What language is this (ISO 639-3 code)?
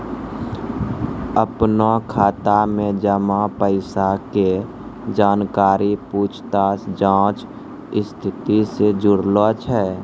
mai